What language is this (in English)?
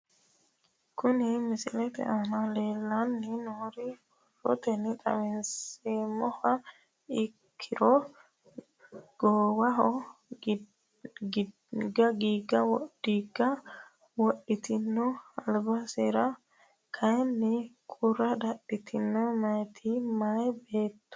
Sidamo